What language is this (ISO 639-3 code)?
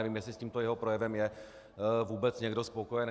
ces